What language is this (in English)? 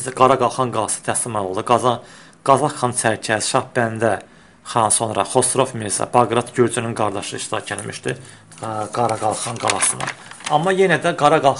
Turkish